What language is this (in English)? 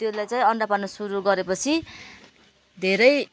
Nepali